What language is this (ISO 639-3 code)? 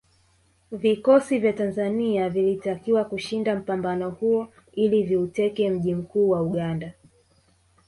swa